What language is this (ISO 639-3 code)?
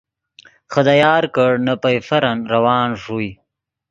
ydg